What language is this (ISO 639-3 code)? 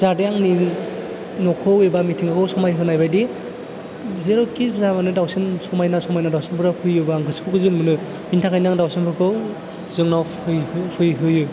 brx